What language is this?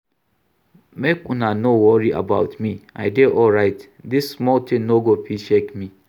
Nigerian Pidgin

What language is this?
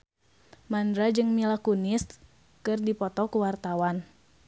Sundanese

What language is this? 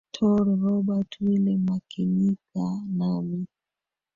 Swahili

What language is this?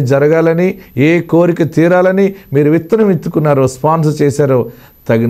Turkish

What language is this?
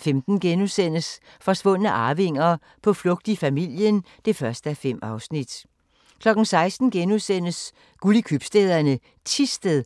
Danish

